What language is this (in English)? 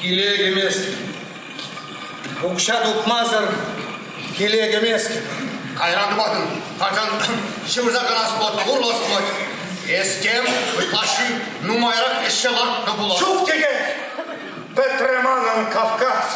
Russian